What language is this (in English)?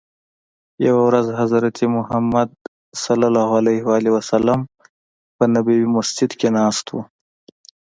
Pashto